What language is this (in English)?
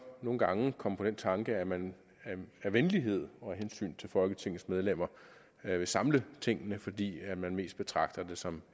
Danish